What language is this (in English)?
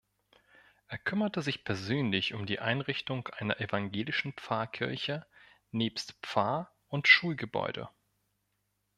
German